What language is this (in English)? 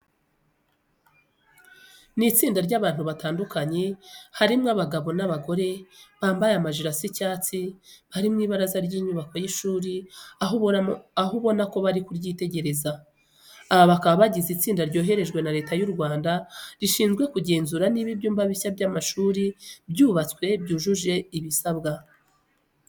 Kinyarwanda